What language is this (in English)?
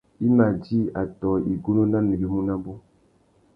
Tuki